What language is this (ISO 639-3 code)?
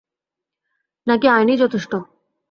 ben